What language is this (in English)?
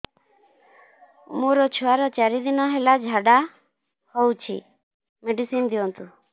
Odia